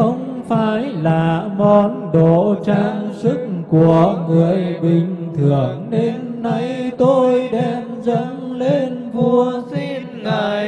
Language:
Vietnamese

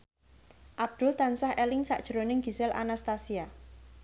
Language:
Javanese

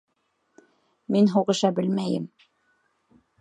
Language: Bashkir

